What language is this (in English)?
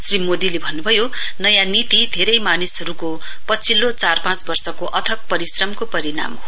Nepali